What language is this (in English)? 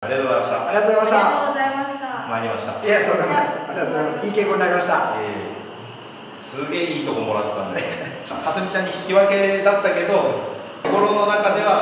Japanese